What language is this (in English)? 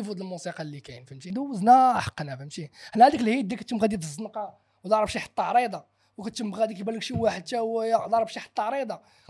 Arabic